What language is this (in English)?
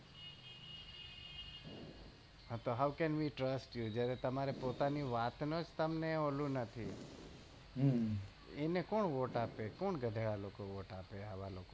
Gujarati